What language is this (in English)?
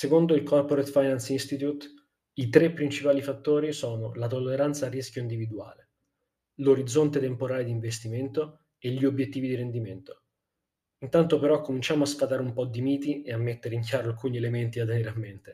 Italian